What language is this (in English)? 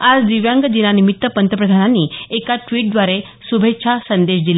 Marathi